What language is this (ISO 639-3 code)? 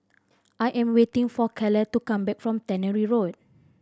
eng